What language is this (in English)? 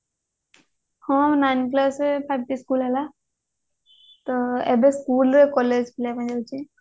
Odia